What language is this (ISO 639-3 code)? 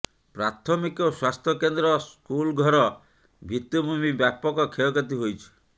ori